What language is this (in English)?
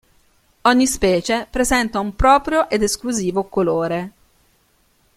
Italian